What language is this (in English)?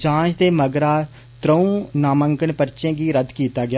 Dogri